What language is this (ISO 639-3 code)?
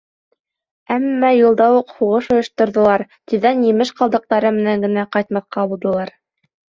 bak